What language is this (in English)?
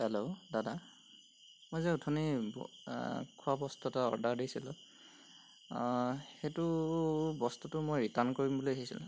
Assamese